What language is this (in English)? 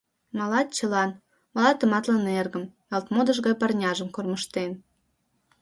Mari